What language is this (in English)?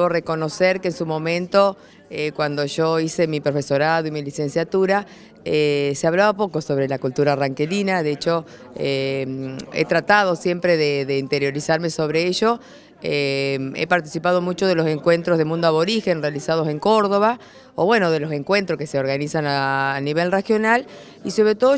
Spanish